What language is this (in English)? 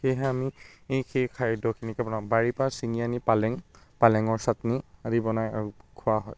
Assamese